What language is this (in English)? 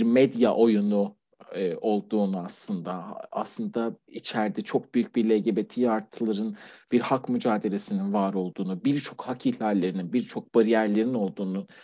Turkish